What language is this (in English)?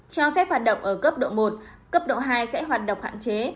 Vietnamese